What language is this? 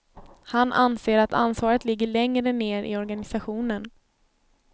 Swedish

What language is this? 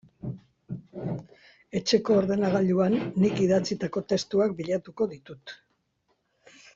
Basque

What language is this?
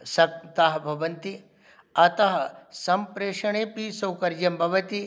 Sanskrit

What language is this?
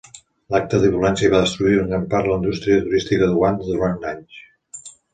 Catalan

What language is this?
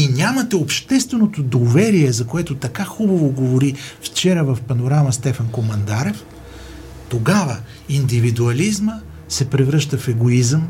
Bulgarian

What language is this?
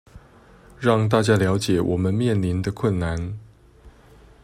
Chinese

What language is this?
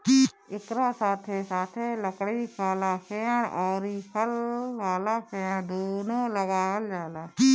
Bhojpuri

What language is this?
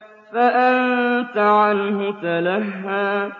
Arabic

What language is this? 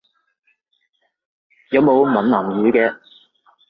Cantonese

